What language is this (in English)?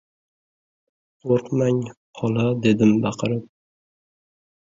Uzbek